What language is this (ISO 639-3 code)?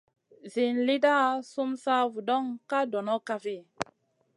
mcn